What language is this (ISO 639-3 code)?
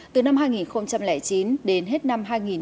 vie